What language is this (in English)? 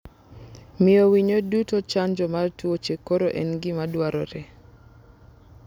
Luo (Kenya and Tanzania)